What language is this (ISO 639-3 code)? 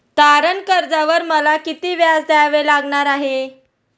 mar